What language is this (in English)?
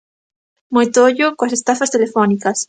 Galician